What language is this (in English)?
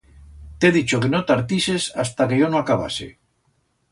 Aragonese